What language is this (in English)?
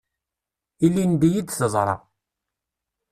Kabyle